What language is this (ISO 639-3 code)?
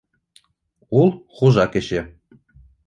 bak